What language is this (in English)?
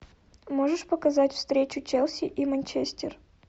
Russian